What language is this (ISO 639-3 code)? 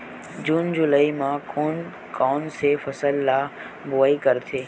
hne